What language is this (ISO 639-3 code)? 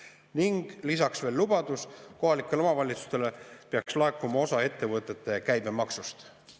est